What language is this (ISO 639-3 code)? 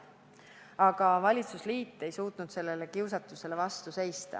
est